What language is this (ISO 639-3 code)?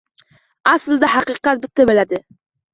uzb